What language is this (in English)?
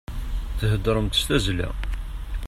Kabyle